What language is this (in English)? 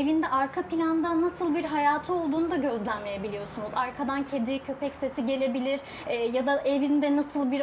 Turkish